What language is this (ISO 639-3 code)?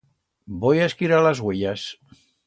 arg